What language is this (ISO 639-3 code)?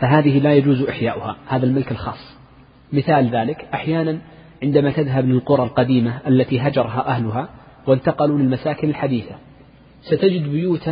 ara